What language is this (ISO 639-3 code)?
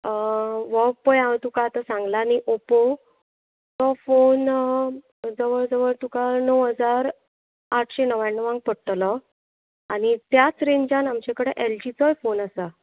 kok